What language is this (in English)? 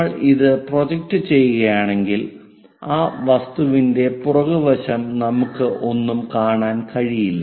Malayalam